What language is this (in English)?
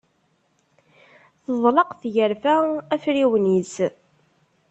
Kabyle